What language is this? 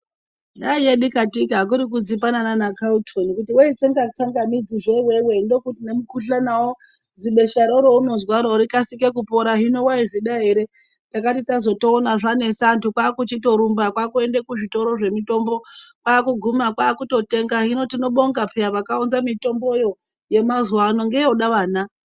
Ndau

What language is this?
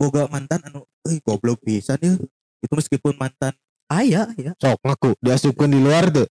Indonesian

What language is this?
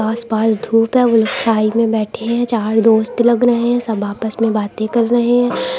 Hindi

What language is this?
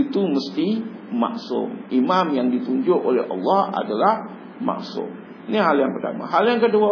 Malay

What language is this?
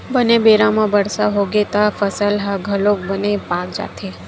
Chhattisgarhi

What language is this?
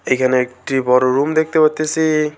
Bangla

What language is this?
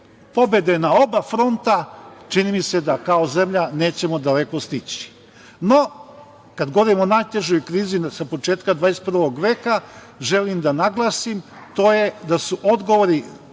Serbian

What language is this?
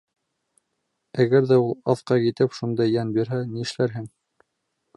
Bashkir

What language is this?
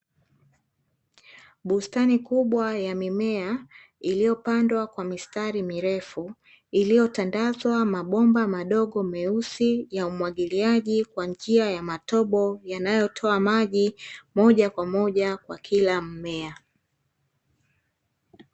Swahili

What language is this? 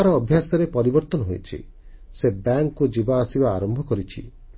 Odia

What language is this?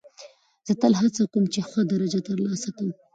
Pashto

